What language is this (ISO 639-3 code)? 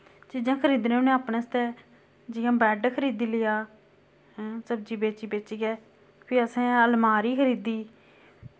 doi